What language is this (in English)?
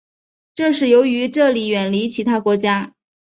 Chinese